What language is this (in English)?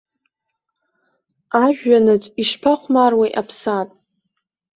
Abkhazian